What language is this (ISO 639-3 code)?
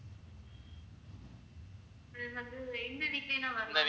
tam